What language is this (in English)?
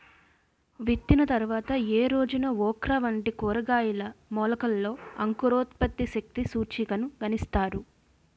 Telugu